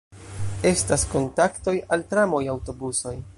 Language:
Esperanto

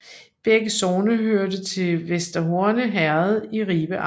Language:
Danish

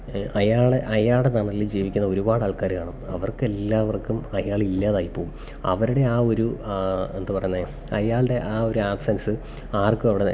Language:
Malayalam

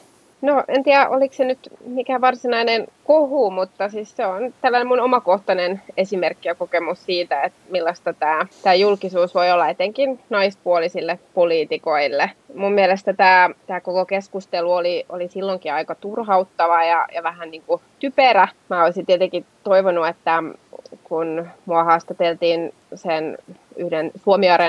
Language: Finnish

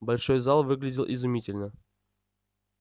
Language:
Russian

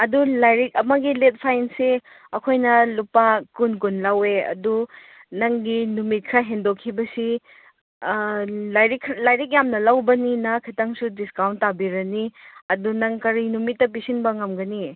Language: Manipuri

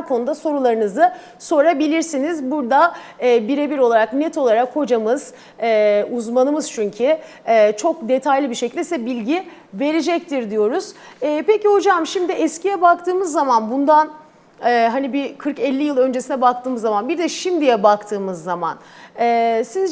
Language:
Turkish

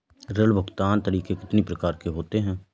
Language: Hindi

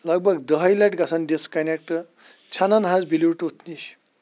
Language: Kashmiri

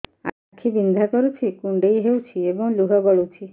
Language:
Odia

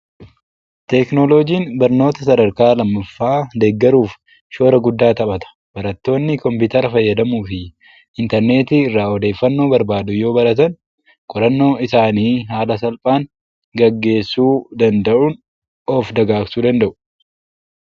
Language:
Oromo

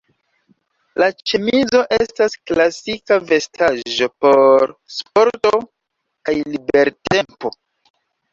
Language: Esperanto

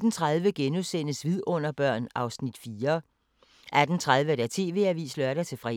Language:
Danish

